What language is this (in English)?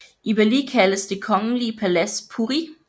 Danish